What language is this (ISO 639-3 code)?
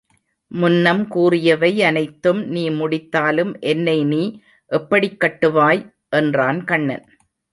tam